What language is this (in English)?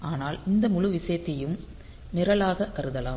Tamil